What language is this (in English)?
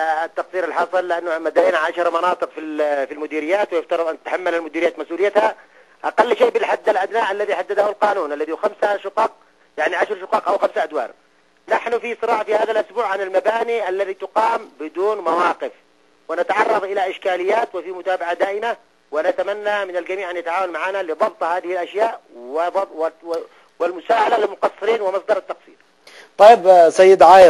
Arabic